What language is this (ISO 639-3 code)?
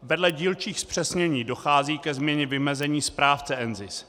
ces